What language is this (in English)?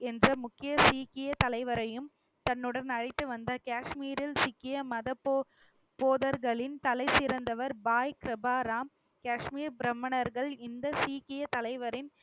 Tamil